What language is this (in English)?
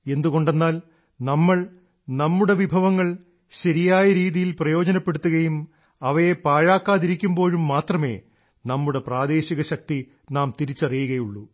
Malayalam